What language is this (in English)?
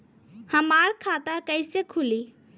Bhojpuri